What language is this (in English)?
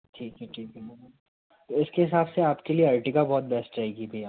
Hindi